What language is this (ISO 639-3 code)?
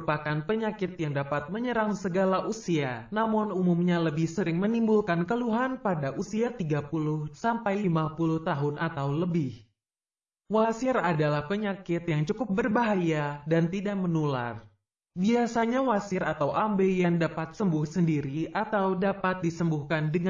ind